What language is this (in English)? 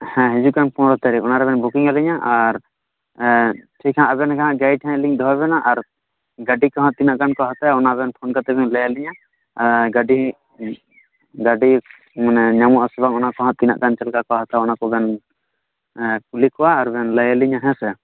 Santali